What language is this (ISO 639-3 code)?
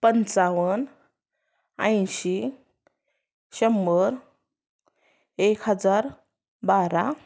mar